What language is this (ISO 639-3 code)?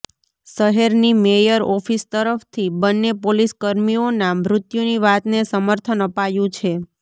guj